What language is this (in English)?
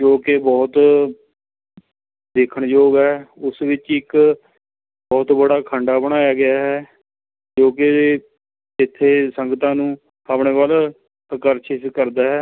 Punjabi